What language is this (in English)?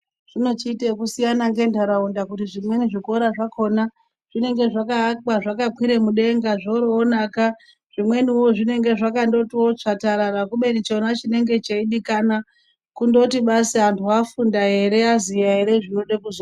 Ndau